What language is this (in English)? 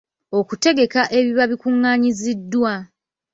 Ganda